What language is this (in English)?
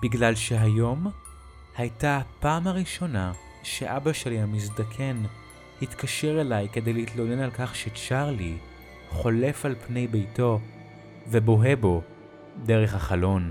Hebrew